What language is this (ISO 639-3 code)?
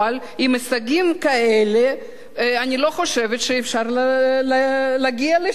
heb